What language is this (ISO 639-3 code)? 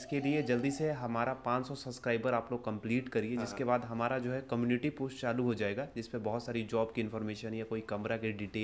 hin